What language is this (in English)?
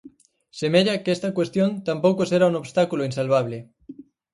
Galician